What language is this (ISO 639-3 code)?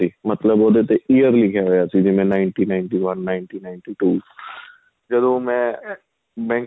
pan